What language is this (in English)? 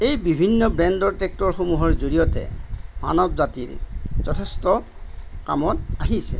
Assamese